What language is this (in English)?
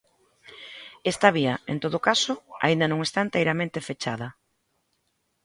Galician